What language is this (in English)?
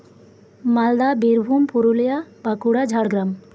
Santali